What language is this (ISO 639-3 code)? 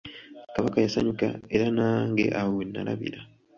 lug